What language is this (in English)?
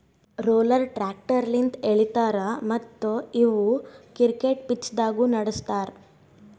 Kannada